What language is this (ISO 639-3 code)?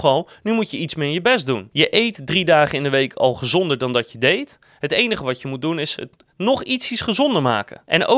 nld